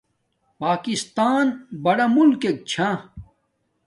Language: Domaaki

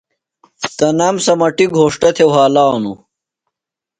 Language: Phalura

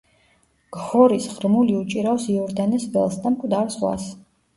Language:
Georgian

